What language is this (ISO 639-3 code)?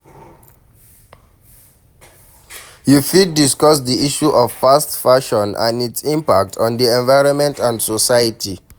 pcm